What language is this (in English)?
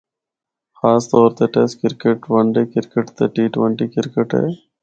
Northern Hindko